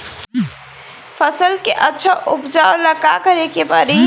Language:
Bhojpuri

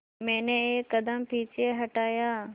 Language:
Hindi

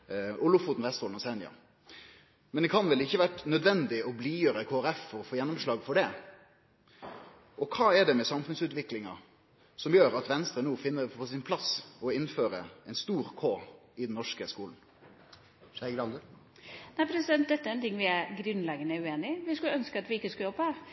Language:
Norwegian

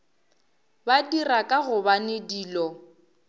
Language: Northern Sotho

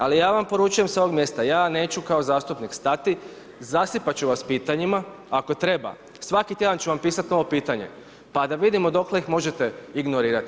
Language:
Croatian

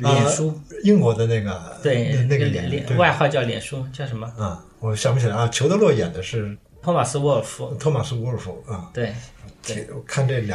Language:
Chinese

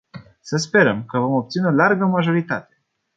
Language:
Romanian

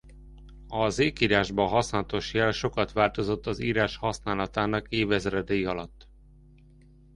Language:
Hungarian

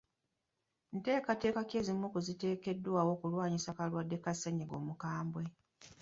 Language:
Ganda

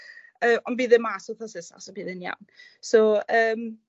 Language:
Welsh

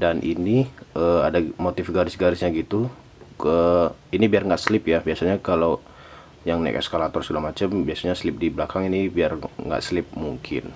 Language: Indonesian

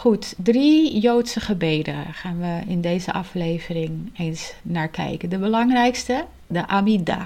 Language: Dutch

